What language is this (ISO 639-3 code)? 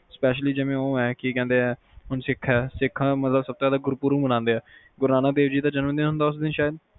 pan